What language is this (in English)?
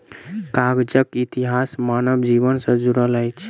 Maithili